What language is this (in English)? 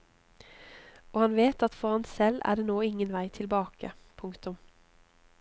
Norwegian